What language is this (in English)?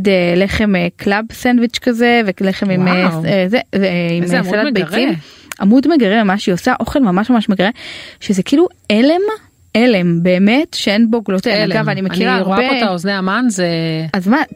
Hebrew